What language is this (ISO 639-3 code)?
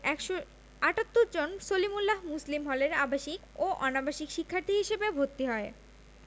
ben